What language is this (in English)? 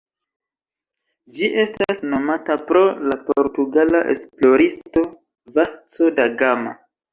Esperanto